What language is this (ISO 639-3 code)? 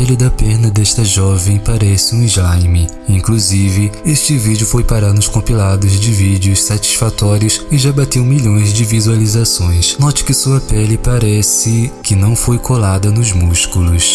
por